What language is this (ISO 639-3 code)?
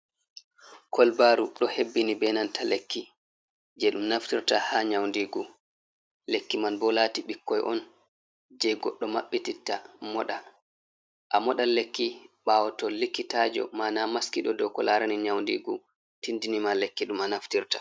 ful